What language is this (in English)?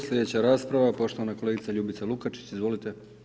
Croatian